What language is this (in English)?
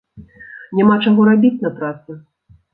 Belarusian